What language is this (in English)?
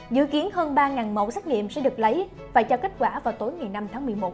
Vietnamese